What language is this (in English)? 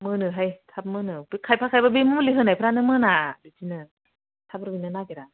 Bodo